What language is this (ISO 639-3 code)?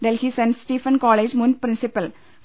mal